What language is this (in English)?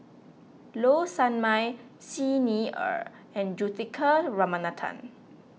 English